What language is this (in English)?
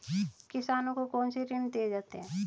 Hindi